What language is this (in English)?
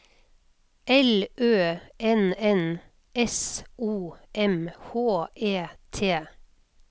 Norwegian